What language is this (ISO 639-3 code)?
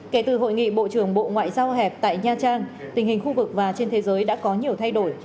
vie